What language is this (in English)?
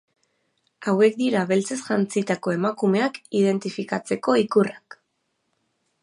Basque